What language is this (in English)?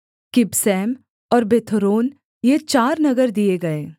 Hindi